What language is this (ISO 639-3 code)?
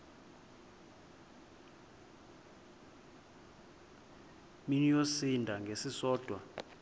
xho